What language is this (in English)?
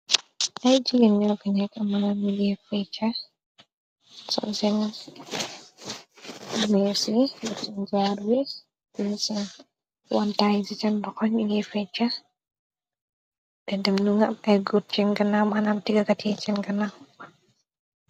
Wolof